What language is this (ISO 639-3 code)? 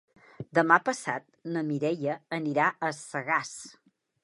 cat